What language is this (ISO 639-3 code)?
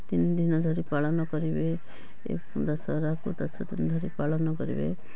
ori